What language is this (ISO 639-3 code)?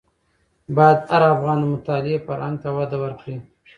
pus